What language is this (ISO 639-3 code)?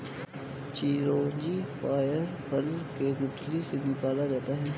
hin